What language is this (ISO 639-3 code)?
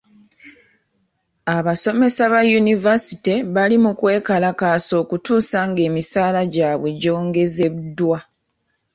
lug